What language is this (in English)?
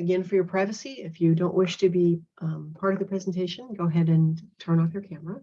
English